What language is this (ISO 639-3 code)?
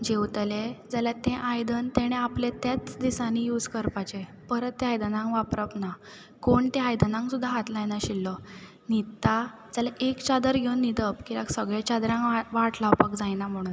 kok